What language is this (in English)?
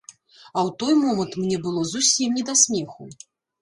Belarusian